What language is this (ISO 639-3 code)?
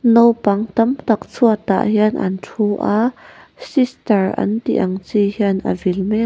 lus